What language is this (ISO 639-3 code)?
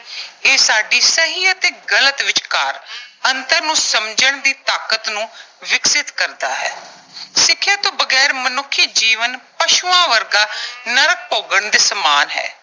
pan